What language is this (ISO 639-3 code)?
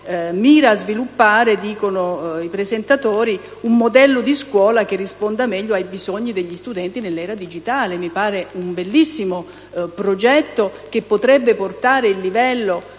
ita